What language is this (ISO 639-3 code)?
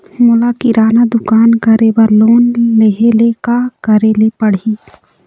hne